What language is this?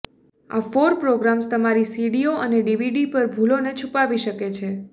Gujarati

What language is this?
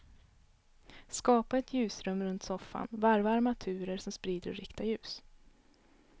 Swedish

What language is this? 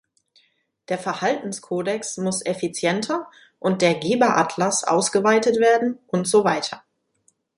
German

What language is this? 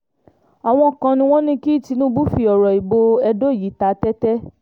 Yoruba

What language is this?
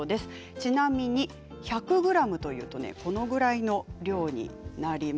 Japanese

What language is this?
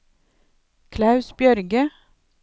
Norwegian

